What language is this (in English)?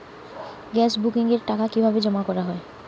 Bangla